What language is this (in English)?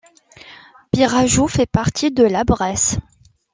French